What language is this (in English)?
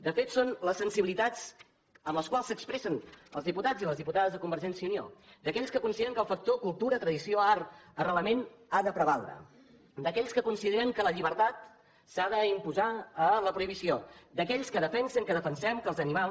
Catalan